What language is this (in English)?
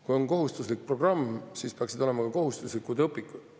Estonian